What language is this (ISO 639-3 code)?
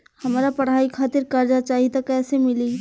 bho